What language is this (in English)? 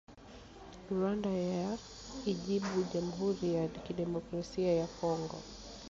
Swahili